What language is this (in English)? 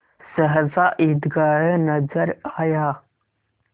Hindi